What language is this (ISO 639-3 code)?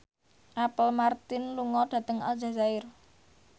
jav